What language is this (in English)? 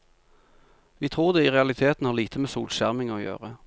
Norwegian